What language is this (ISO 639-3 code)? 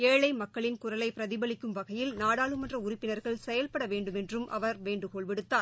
tam